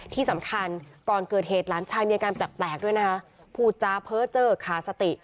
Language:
Thai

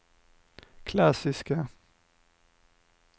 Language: Swedish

